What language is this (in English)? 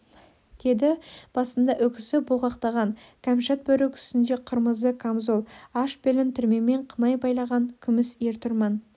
Kazakh